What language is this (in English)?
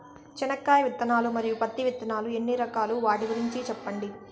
Telugu